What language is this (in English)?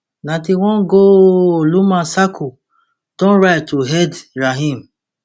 Nigerian Pidgin